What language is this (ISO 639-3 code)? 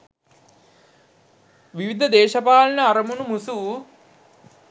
sin